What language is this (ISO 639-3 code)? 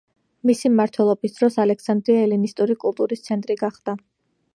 kat